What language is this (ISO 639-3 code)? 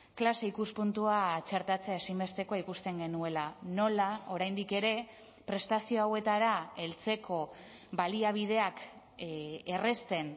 eus